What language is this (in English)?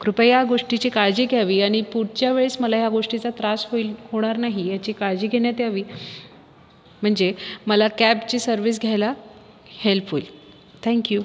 Marathi